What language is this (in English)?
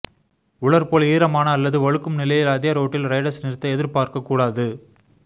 Tamil